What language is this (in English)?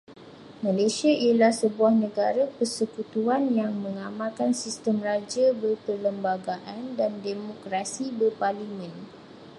Malay